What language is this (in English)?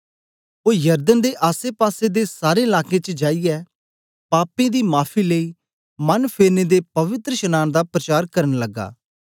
Dogri